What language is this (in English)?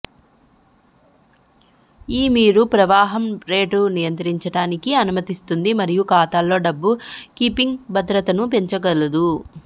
Telugu